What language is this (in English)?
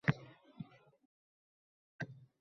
Uzbek